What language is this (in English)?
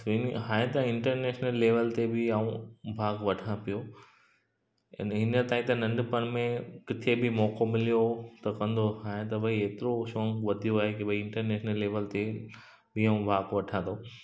Sindhi